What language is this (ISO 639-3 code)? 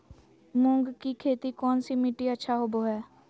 mag